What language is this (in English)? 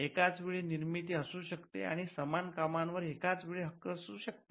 Marathi